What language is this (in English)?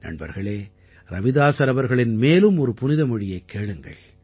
Tamil